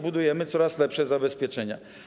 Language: Polish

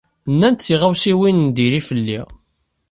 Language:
Kabyle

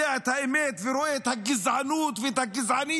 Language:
Hebrew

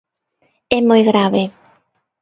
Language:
Galician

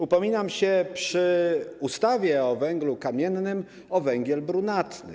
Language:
Polish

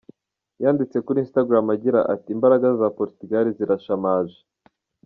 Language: Kinyarwanda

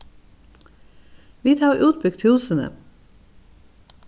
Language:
Faroese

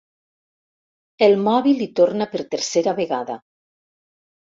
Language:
Catalan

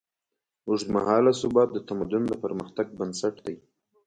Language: Pashto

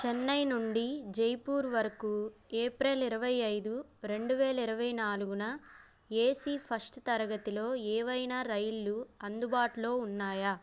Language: Telugu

